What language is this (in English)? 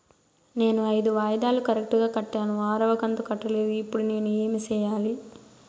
Telugu